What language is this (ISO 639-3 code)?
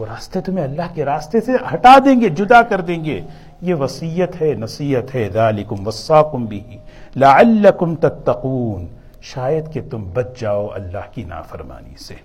urd